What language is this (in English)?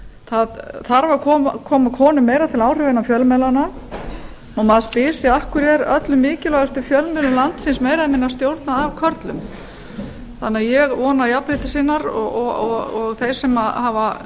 Icelandic